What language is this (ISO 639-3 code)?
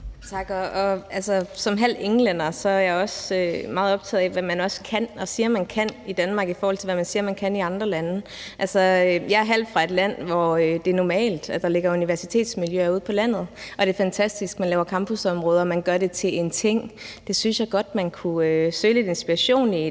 dan